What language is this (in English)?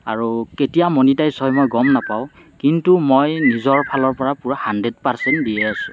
Assamese